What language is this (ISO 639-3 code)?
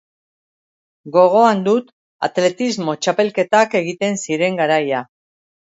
eus